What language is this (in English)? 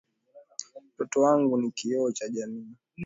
Swahili